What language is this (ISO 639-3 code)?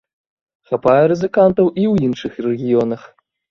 bel